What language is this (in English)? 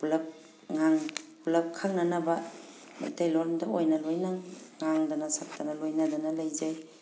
Manipuri